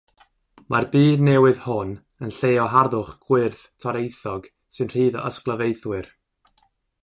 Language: Welsh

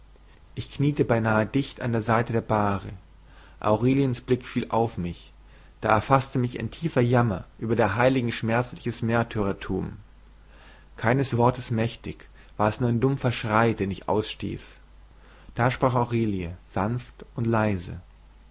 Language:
German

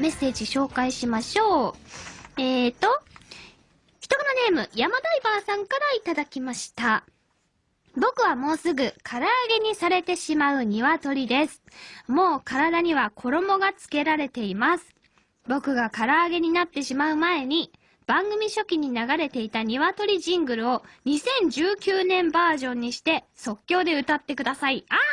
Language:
Japanese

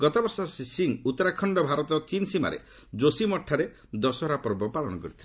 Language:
Odia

